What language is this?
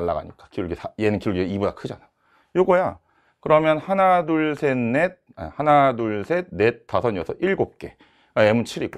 Korean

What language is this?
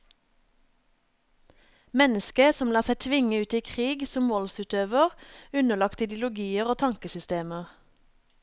Norwegian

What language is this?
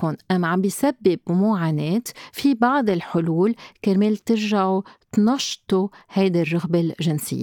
Arabic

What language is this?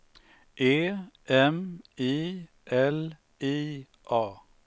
Swedish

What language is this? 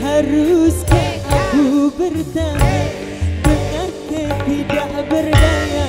Indonesian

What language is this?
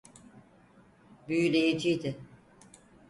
Turkish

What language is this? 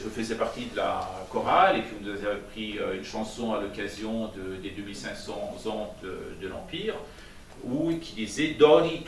French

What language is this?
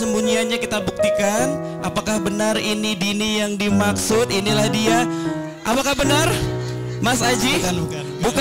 Indonesian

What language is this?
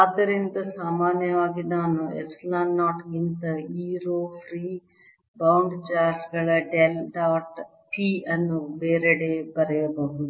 Kannada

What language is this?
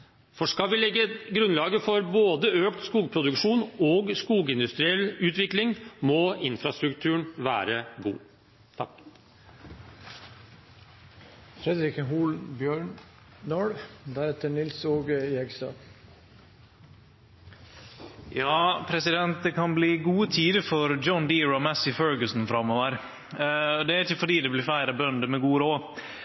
Norwegian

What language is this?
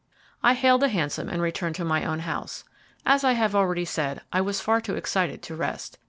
English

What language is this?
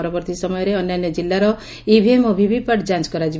Odia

